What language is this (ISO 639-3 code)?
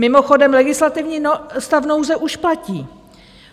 ces